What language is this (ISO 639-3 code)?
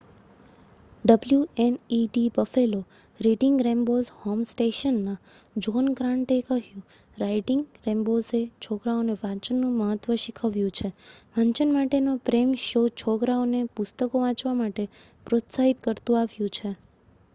guj